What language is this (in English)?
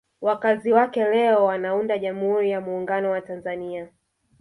Swahili